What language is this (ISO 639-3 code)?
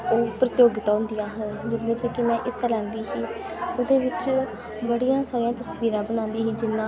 doi